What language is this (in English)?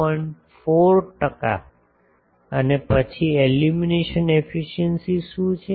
Gujarati